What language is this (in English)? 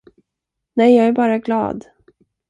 Swedish